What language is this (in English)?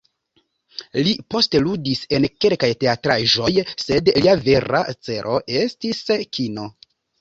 Esperanto